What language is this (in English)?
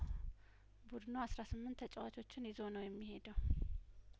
Amharic